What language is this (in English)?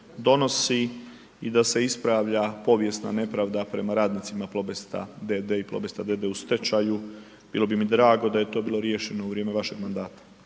Croatian